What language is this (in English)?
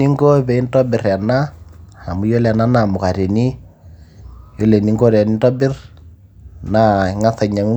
Masai